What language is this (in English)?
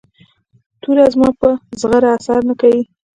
Pashto